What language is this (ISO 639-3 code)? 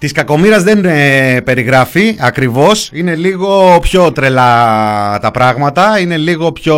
ell